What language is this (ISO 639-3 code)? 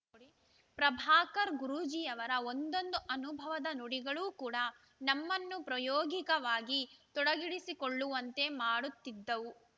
kan